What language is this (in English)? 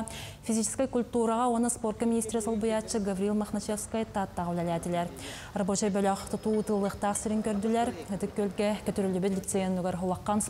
Russian